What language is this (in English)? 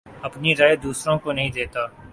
Urdu